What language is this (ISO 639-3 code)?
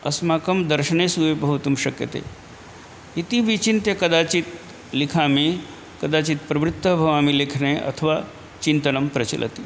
san